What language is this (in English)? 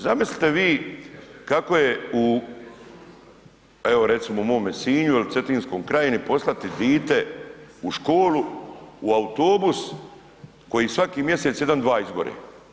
Croatian